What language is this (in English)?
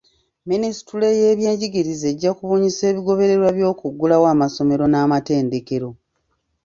Ganda